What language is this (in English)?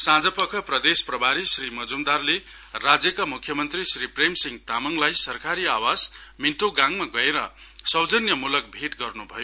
Nepali